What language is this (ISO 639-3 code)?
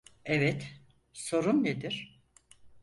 tur